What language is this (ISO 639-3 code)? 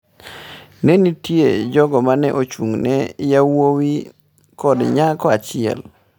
luo